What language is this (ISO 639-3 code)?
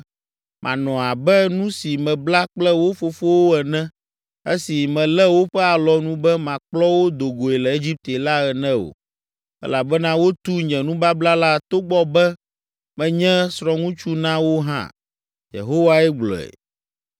ewe